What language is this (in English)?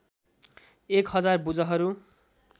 Nepali